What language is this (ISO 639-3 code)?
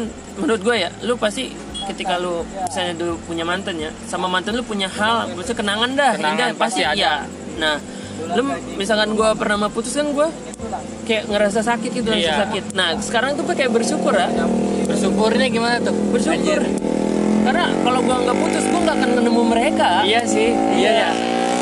ind